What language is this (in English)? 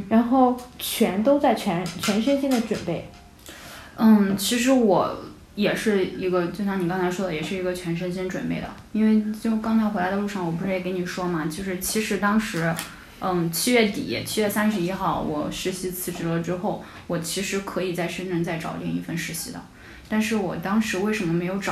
Chinese